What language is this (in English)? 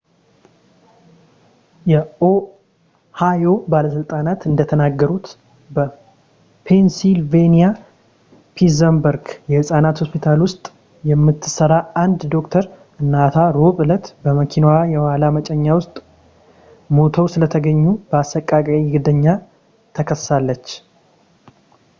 Amharic